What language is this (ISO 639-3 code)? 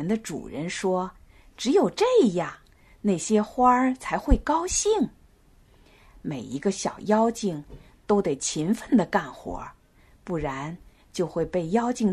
zho